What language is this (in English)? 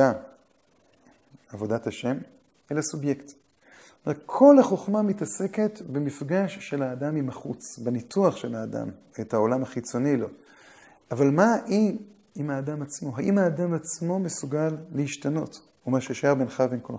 Hebrew